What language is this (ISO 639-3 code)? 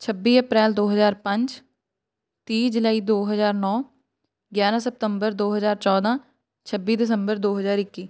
pan